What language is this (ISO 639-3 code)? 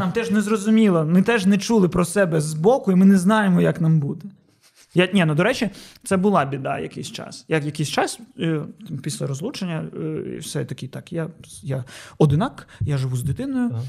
ukr